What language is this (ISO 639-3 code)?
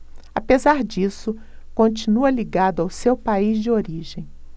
por